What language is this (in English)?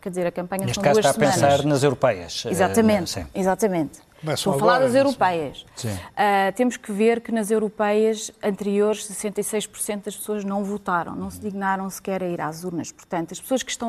Portuguese